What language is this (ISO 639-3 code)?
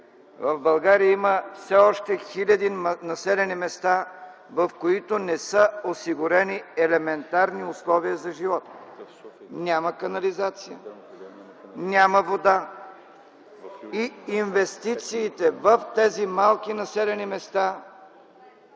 bul